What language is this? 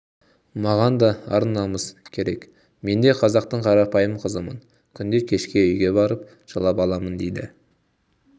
Kazakh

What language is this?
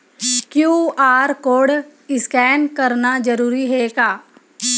Chhattisgarhi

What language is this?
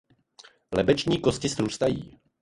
Czech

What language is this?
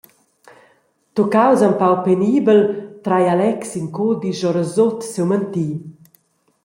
Romansh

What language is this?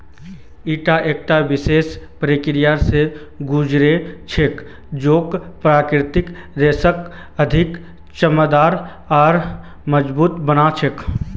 Magahi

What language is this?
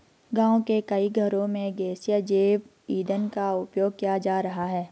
Hindi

